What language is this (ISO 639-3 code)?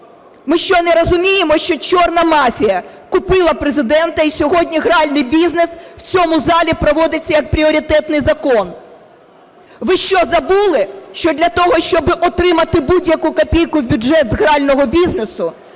ukr